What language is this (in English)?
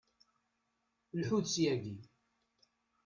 Kabyle